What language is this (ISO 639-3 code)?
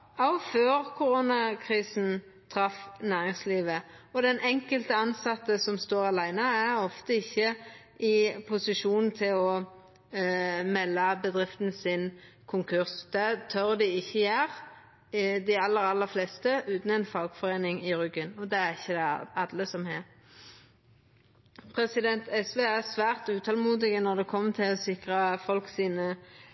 nno